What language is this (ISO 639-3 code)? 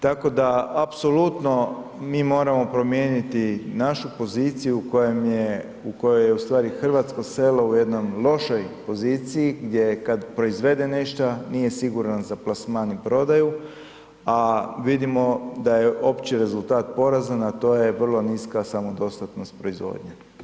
hrv